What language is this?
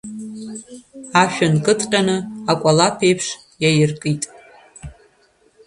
Abkhazian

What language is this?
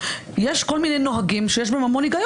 Hebrew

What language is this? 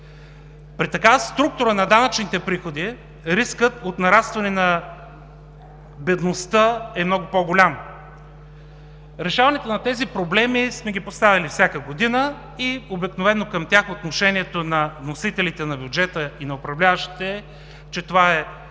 Bulgarian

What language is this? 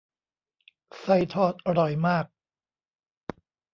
Thai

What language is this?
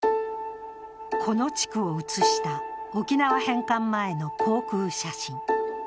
Japanese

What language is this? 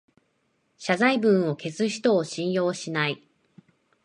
Japanese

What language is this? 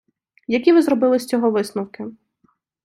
Ukrainian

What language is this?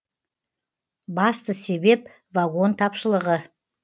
Kazakh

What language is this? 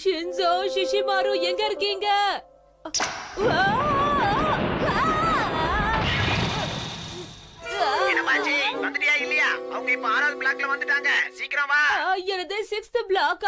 Indonesian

